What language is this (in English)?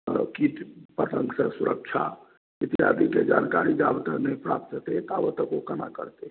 Maithili